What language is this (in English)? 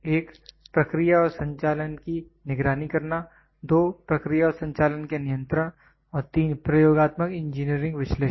Hindi